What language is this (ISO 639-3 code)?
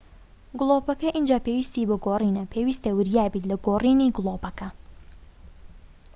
ckb